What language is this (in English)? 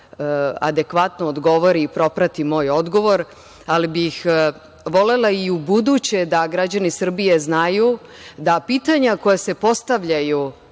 Serbian